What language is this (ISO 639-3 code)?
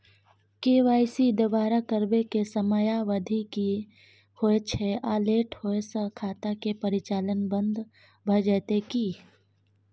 mai